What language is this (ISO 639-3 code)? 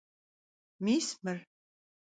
kbd